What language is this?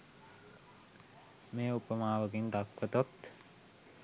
Sinhala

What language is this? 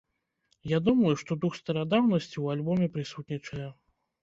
Belarusian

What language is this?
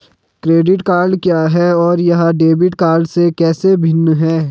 Hindi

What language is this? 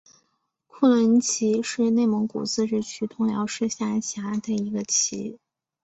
Chinese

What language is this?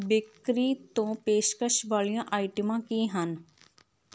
Punjabi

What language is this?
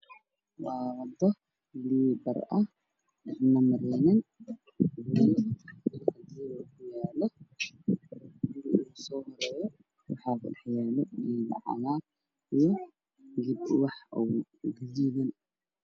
Somali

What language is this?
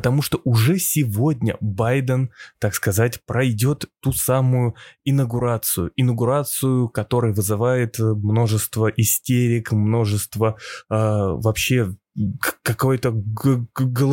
Russian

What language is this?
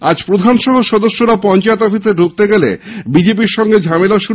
Bangla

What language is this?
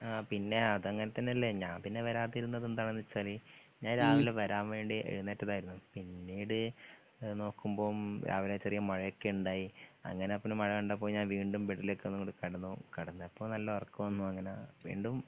Malayalam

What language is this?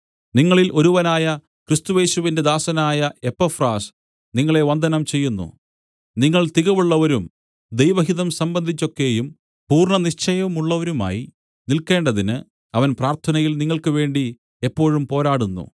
Malayalam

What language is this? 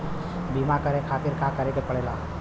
Bhojpuri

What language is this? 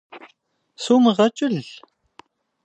Kabardian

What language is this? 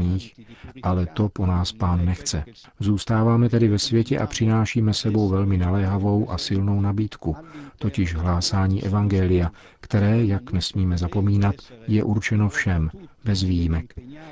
Czech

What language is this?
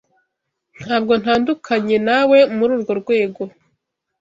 Kinyarwanda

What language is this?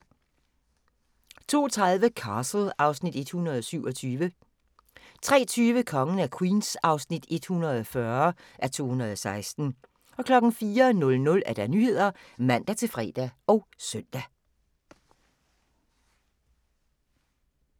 Danish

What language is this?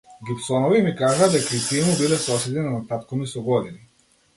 Macedonian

